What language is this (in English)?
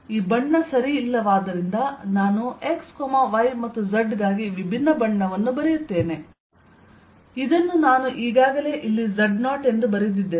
Kannada